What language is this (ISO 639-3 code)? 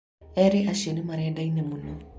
kik